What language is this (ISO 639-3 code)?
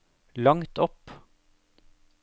nor